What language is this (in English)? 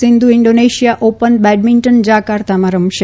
Gujarati